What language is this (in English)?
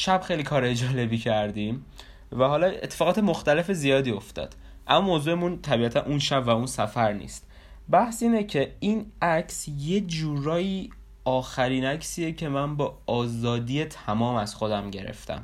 Persian